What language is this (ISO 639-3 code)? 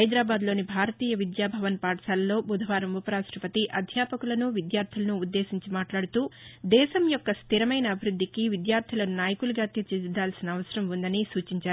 tel